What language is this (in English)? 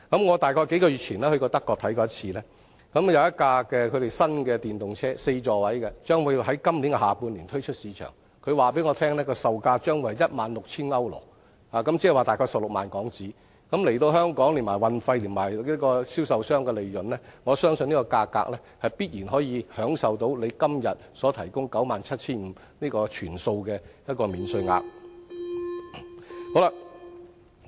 Cantonese